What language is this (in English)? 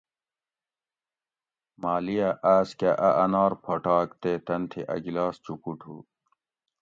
Gawri